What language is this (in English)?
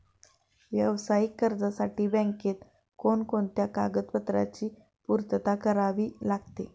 Marathi